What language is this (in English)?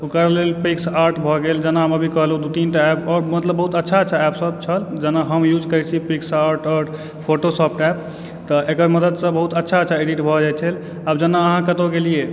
Maithili